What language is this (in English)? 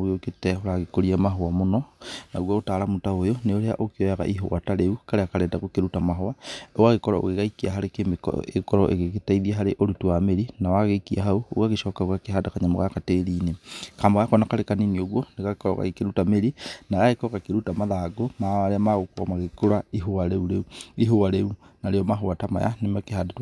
Kikuyu